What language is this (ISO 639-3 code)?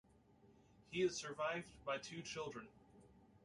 eng